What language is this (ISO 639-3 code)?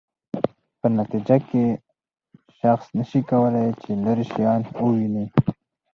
pus